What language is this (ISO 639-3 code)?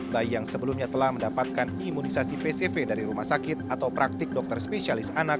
ind